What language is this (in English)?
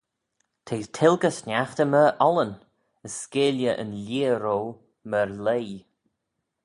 Manx